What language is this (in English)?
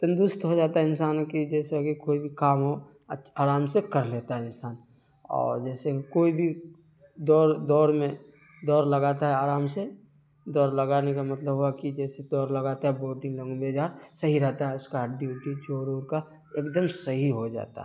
Urdu